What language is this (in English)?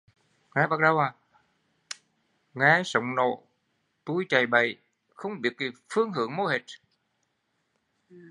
Vietnamese